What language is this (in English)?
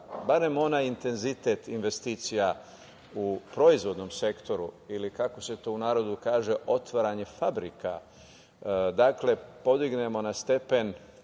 Serbian